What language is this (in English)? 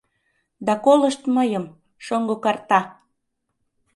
Mari